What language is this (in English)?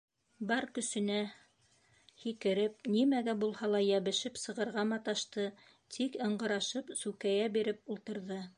Bashkir